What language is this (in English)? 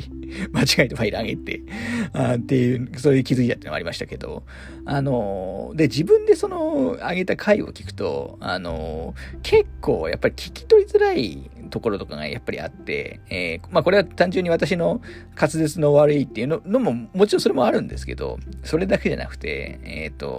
Japanese